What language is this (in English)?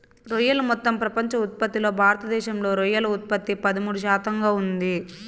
Telugu